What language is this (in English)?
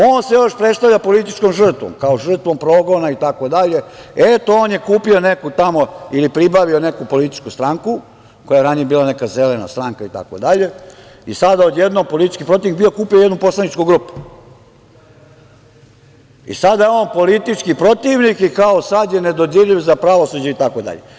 Serbian